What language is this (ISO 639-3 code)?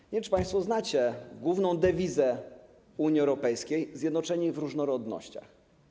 pol